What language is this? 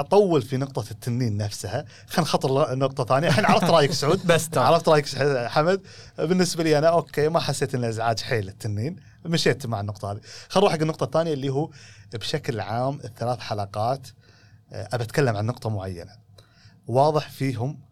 Arabic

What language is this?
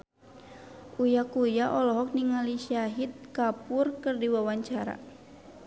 Sundanese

